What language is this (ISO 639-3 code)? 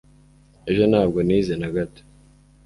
kin